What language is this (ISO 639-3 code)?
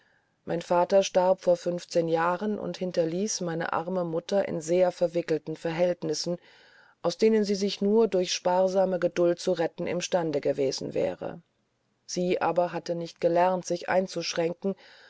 deu